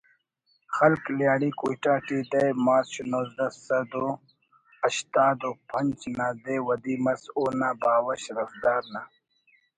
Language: Brahui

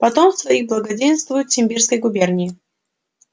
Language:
Russian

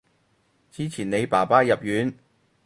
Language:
Cantonese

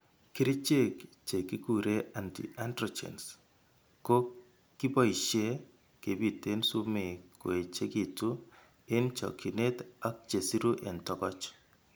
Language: Kalenjin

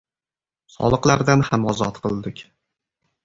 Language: Uzbek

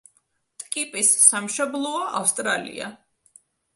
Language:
Georgian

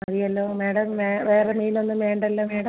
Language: Malayalam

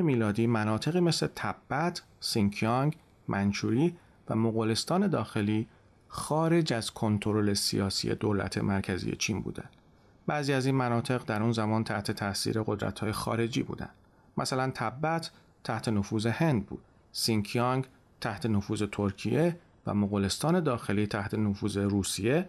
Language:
Persian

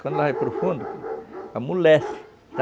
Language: Portuguese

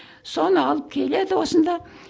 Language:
Kazakh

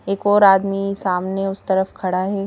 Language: Hindi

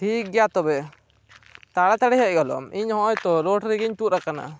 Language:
Santali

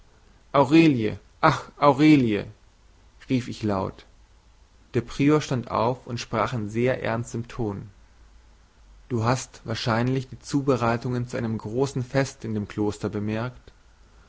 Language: German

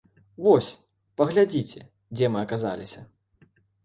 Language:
Belarusian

